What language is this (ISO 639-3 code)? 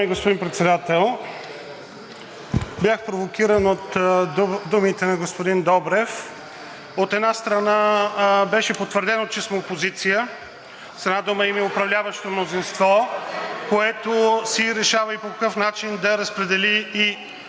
bul